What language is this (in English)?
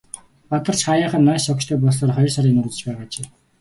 Mongolian